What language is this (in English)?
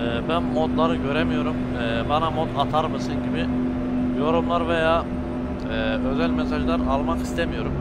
Turkish